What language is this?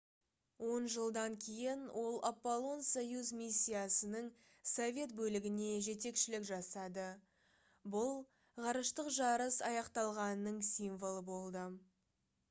Kazakh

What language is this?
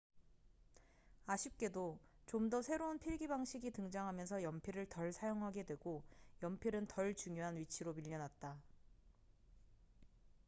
Korean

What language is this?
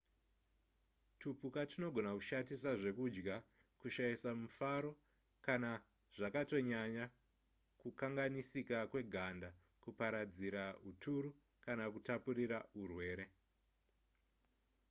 Shona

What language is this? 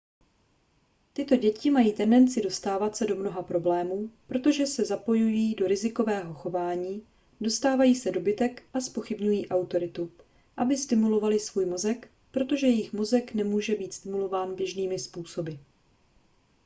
Czech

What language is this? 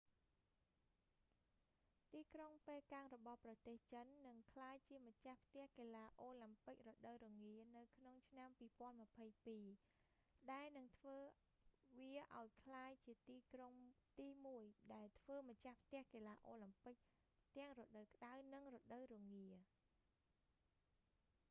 Khmer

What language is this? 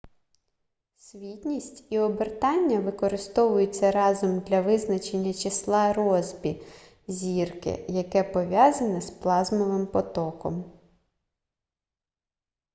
Ukrainian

